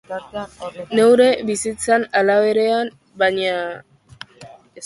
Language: Basque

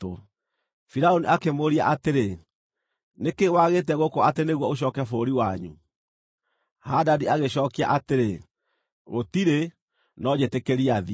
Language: Kikuyu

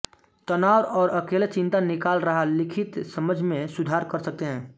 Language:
Hindi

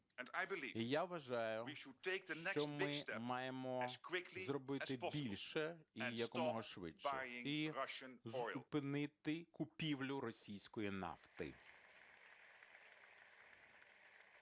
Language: Ukrainian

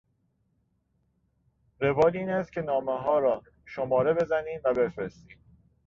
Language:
Persian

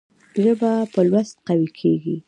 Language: Pashto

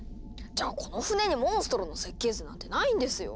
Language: Japanese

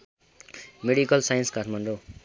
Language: Nepali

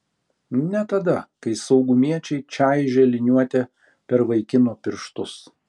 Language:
Lithuanian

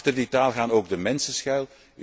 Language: Dutch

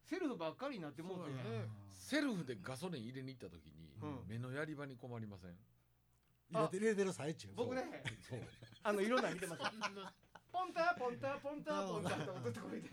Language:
Japanese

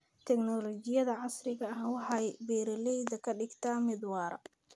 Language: Somali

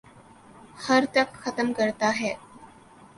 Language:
Urdu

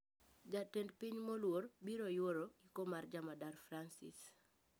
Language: Luo (Kenya and Tanzania)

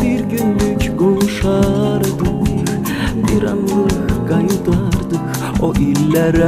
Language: Korean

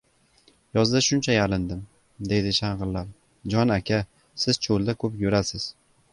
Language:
Uzbek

